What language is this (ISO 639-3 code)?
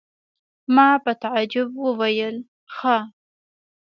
pus